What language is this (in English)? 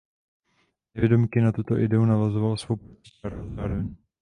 Czech